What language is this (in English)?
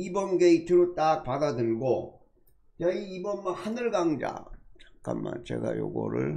Korean